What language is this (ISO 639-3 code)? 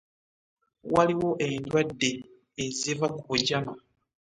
lug